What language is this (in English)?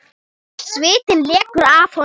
Icelandic